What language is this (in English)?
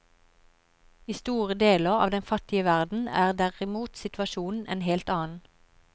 Norwegian